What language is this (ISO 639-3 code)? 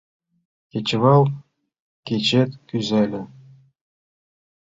chm